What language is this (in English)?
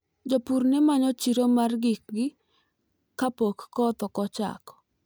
Luo (Kenya and Tanzania)